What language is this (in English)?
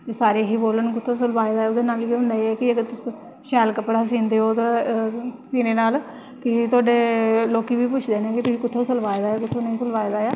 Dogri